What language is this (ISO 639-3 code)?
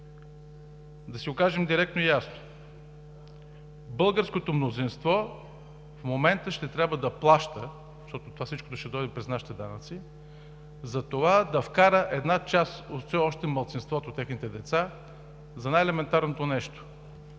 bul